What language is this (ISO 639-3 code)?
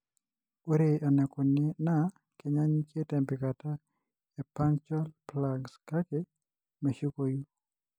mas